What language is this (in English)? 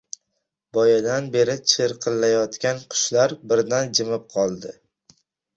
Uzbek